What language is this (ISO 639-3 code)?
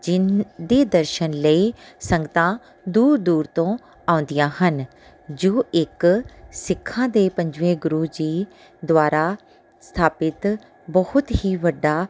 pan